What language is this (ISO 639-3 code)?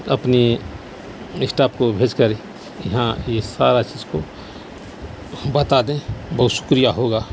urd